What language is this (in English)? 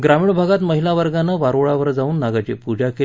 Marathi